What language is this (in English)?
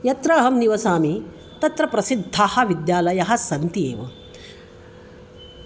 Sanskrit